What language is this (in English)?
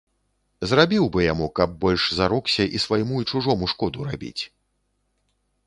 Belarusian